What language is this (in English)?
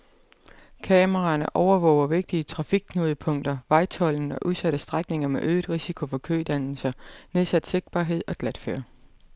Danish